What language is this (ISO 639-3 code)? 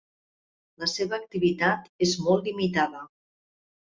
cat